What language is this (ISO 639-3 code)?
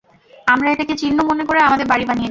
ben